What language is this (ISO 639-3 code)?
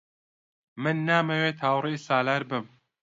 ckb